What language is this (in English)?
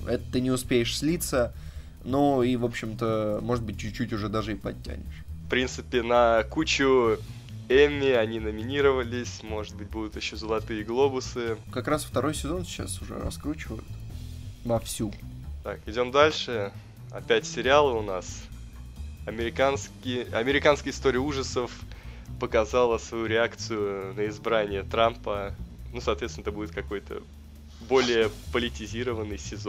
Russian